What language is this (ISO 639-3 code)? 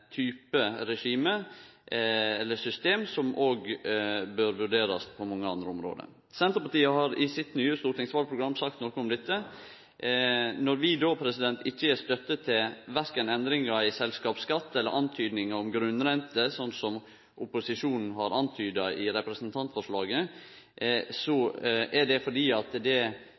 nno